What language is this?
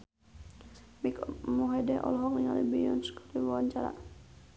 Sundanese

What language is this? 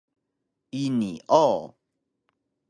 Taroko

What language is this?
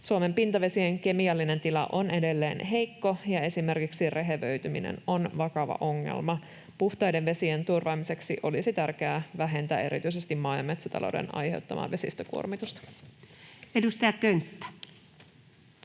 Finnish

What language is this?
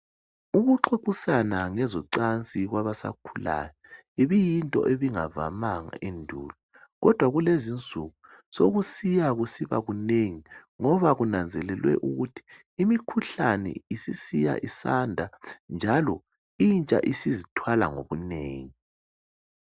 North Ndebele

